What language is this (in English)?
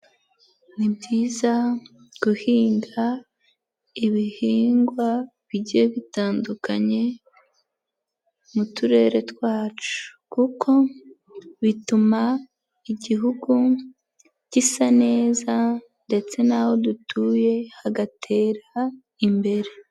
Kinyarwanda